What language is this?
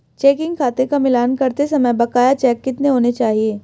Hindi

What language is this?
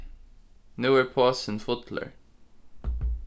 Faroese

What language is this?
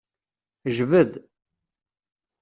Kabyle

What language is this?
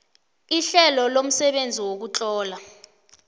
South Ndebele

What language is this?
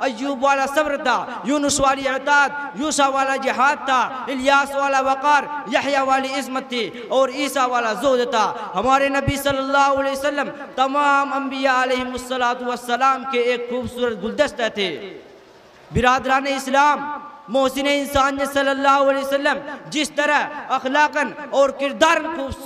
Arabic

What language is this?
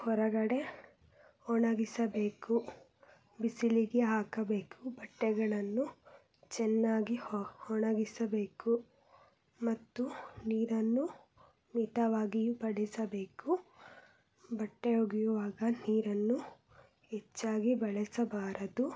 Kannada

